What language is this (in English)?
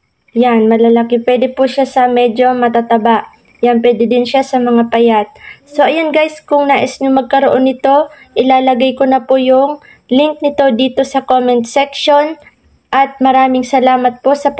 Filipino